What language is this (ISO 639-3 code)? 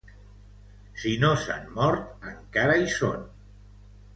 cat